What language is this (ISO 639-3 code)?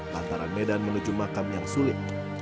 ind